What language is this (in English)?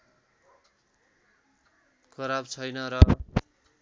Nepali